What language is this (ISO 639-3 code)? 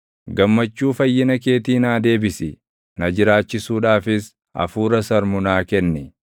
orm